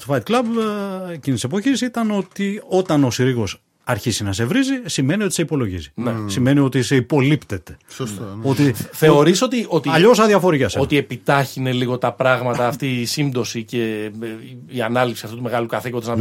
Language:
Greek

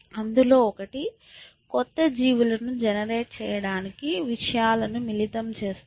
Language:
Telugu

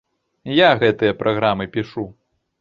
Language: Belarusian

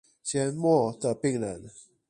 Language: Chinese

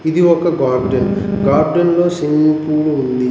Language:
Telugu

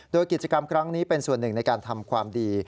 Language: Thai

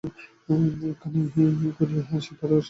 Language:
Bangla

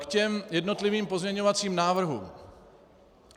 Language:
Czech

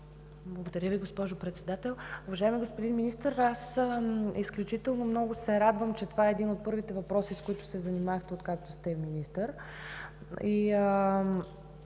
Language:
Bulgarian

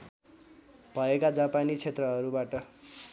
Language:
Nepali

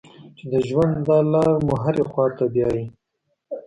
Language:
Pashto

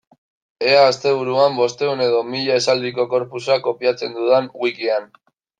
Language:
Basque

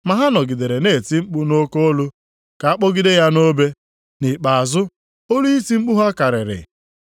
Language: Igbo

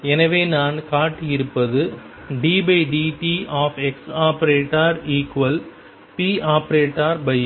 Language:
Tamil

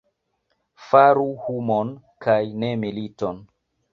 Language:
Esperanto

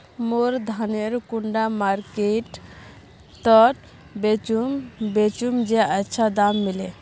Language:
Magahi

